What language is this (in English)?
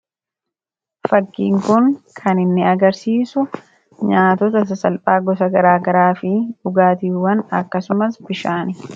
Oromo